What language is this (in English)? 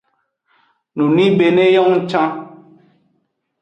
Aja (Benin)